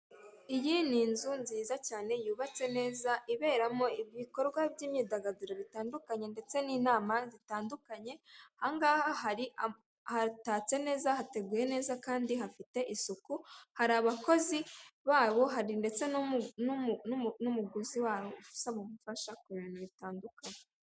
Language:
Kinyarwanda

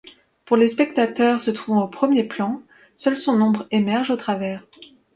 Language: French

